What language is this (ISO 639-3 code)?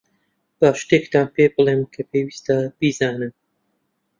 ckb